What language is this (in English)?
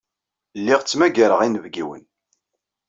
Kabyle